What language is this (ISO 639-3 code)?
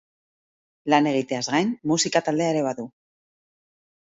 eus